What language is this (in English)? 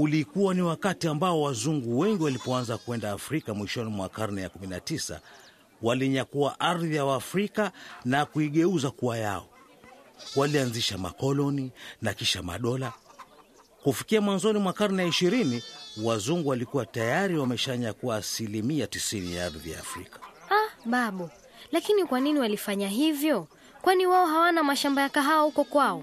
Swahili